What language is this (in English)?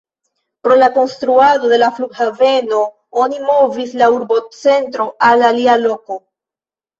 Esperanto